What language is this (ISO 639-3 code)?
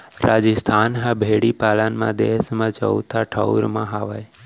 hne